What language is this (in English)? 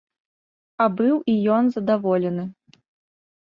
Belarusian